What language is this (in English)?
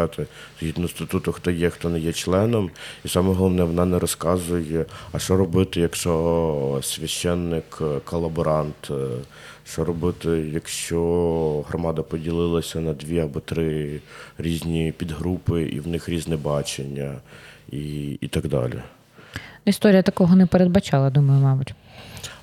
Ukrainian